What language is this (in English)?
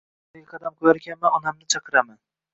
Uzbek